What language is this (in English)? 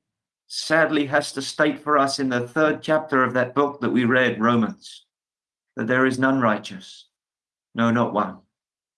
English